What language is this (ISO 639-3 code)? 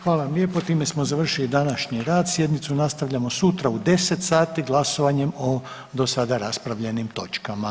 hrv